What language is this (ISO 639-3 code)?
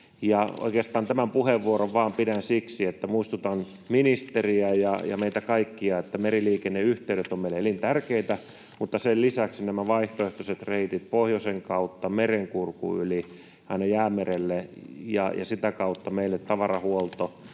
fin